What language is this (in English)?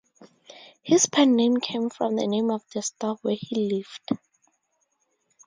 English